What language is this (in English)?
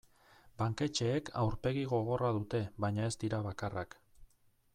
Basque